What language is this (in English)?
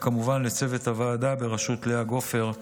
Hebrew